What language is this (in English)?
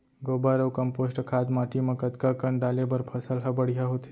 Chhattisgarhi